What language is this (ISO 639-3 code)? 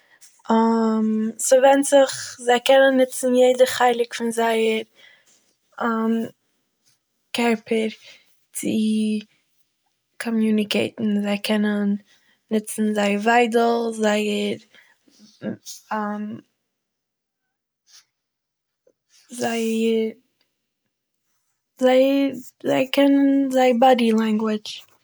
yid